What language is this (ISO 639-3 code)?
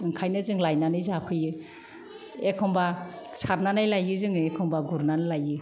brx